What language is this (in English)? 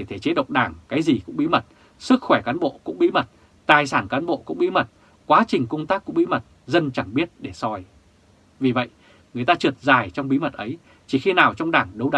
Vietnamese